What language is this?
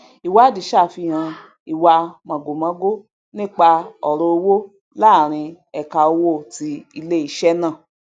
Yoruba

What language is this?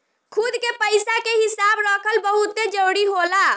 Bhojpuri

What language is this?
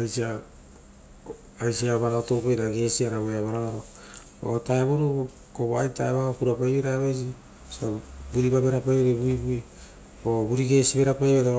Rotokas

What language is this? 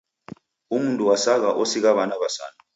Taita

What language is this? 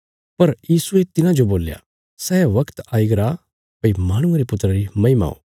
Bilaspuri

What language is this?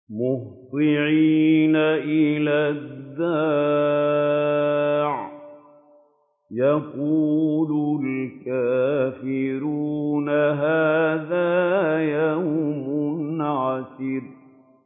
Arabic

